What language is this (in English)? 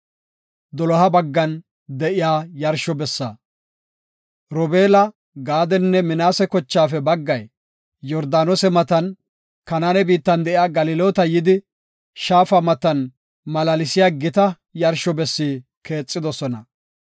Gofa